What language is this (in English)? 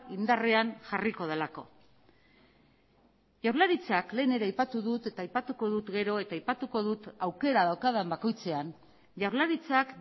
Basque